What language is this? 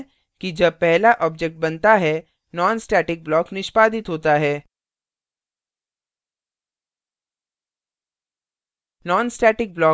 Hindi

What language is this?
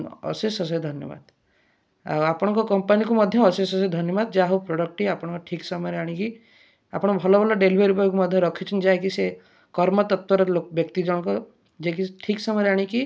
Odia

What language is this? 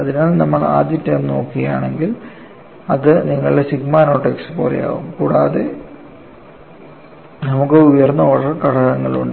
Malayalam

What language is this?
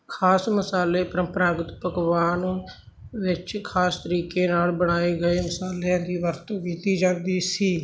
Punjabi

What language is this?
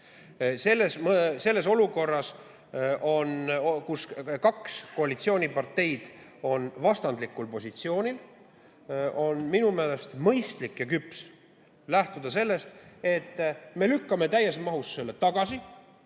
Estonian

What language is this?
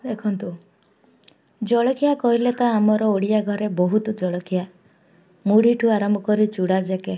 Odia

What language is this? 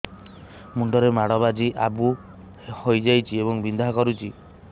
Odia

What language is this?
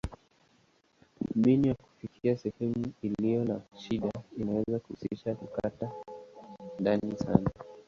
Swahili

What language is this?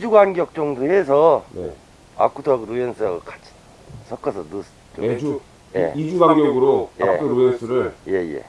Korean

